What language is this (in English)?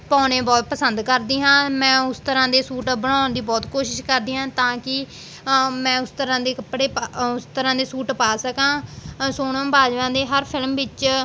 Punjabi